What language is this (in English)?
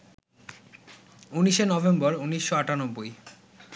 Bangla